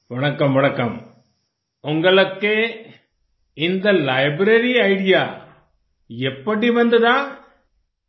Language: Hindi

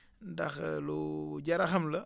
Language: Wolof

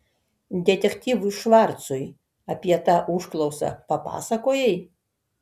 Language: Lithuanian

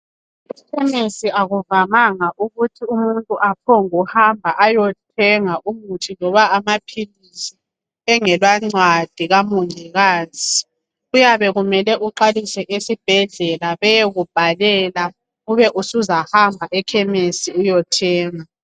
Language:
North Ndebele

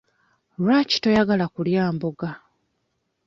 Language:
Ganda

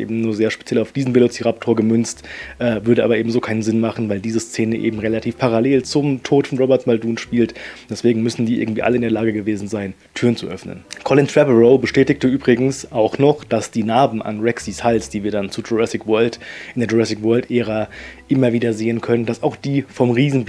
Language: German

